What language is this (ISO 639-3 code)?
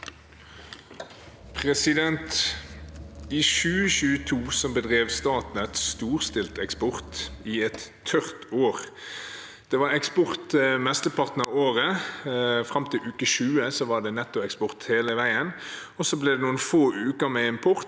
nor